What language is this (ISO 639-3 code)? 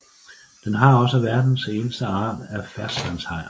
dan